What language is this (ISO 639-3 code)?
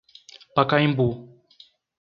por